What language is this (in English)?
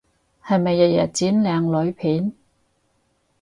Cantonese